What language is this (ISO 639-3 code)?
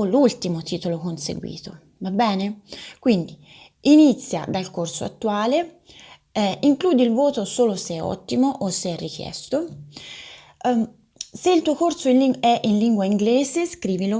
ita